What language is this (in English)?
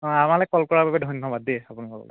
Assamese